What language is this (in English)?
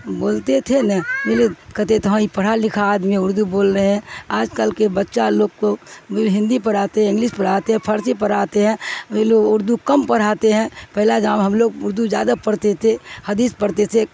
Urdu